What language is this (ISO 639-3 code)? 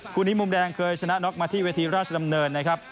tha